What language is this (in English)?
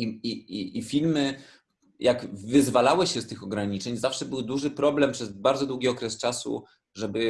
Polish